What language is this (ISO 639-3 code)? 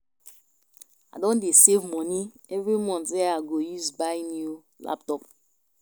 pcm